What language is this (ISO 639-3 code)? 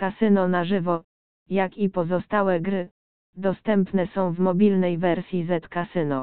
pol